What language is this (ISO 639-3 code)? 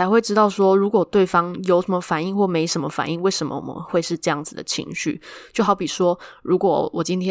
zho